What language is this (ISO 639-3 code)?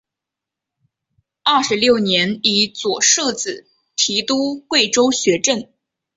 zho